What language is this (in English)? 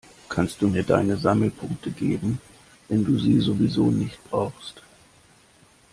German